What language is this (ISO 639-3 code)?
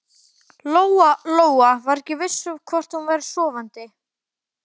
isl